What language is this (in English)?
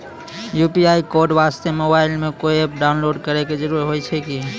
Maithili